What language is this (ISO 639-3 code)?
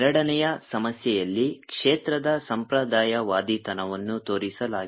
kan